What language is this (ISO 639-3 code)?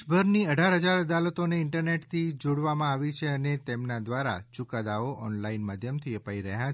guj